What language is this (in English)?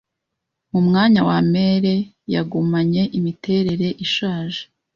Kinyarwanda